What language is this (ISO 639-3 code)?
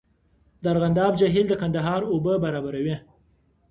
pus